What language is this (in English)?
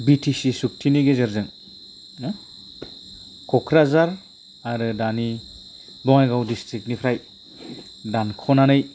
Bodo